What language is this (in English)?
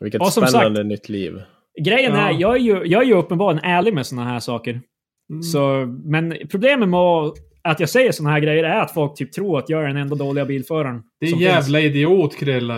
Swedish